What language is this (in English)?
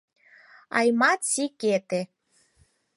Mari